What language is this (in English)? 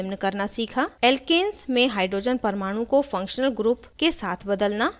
Hindi